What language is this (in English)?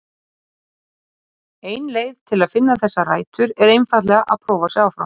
Icelandic